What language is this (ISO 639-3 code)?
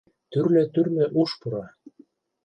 chm